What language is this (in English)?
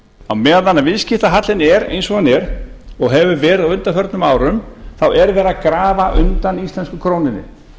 Icelandic